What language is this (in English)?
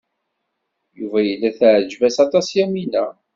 Kabyle